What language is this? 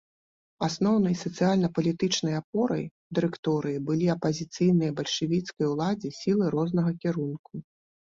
Belarusian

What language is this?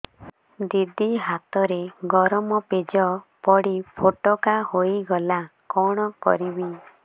Odia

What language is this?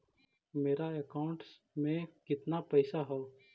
Magahi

